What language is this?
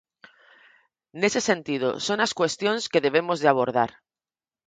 Galician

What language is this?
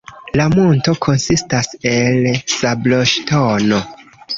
Esperanto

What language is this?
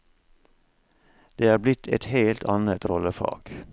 Norwegian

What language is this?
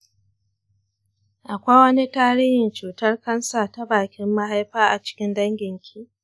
Hausa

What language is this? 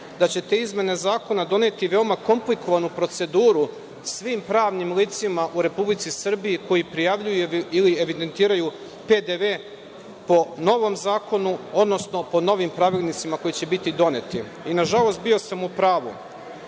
Serbian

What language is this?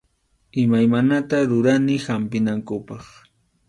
Arequipa-La Unión Quechua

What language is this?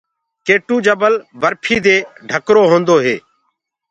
Gurgula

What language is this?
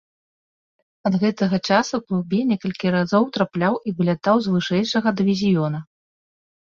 Belarusian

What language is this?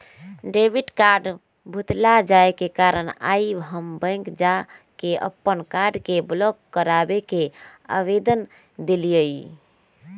Magahi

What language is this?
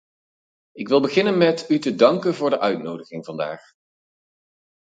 Dutch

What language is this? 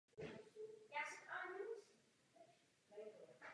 Czech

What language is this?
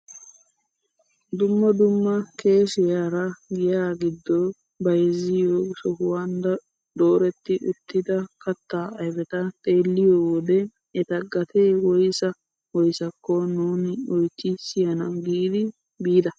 Wolaytta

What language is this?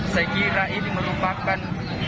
Indonesian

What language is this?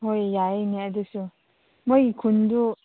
Manipuri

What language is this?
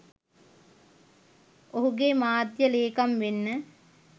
Sinhala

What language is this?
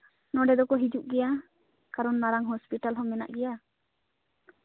Santali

